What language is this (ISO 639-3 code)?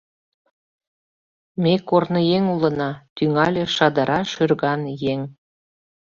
chm